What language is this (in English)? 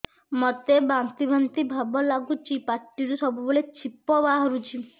Odia